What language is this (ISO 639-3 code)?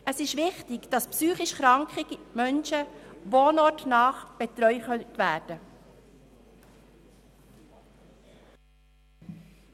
gsw